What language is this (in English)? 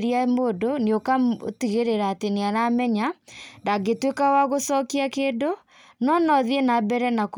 Kikuyu